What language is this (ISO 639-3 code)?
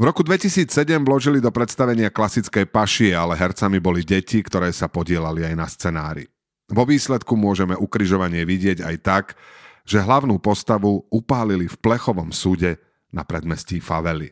slk